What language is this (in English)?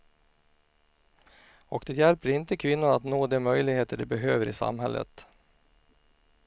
Swedish